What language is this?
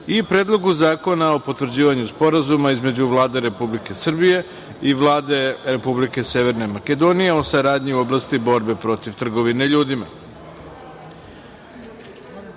Serbian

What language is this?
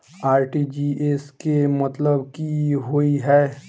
Maithili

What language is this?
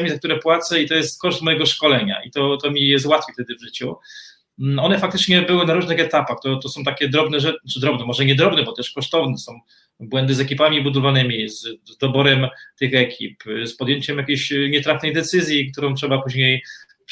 Polish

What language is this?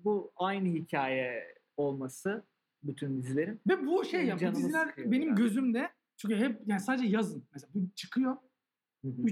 Turkish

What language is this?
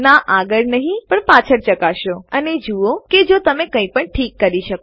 Gujarati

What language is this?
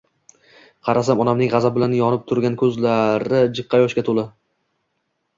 Uzbek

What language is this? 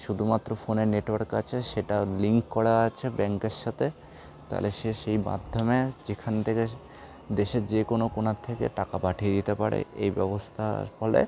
Bangla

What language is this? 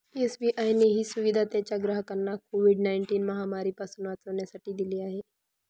Marathi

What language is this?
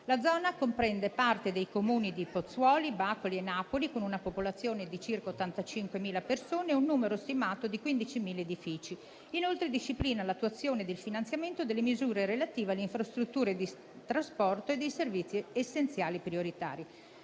Italian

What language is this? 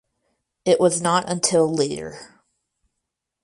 English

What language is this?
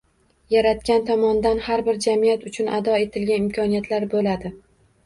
Uzbek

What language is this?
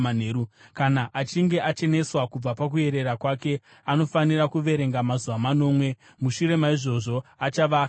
Shona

